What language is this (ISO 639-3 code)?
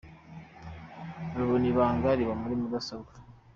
kin